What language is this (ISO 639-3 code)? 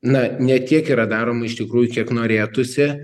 lit